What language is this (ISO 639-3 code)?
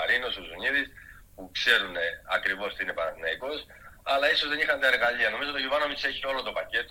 ell